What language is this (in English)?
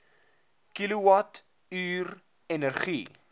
Afrikaans